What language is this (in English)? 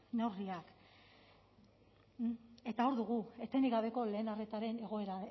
Basque